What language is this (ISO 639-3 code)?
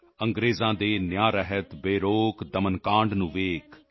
pan